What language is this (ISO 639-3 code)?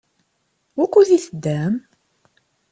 kab